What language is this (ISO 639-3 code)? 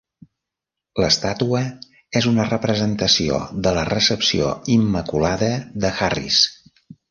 cat